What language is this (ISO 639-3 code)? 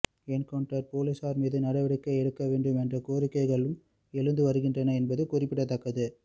tam